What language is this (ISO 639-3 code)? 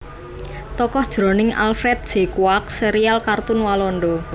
jav